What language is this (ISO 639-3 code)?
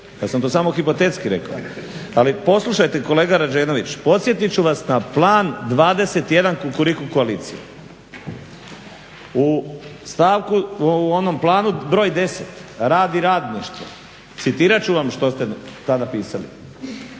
hrv